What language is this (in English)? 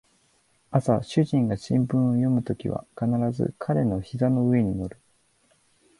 Japanese